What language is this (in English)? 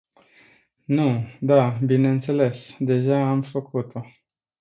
Romanian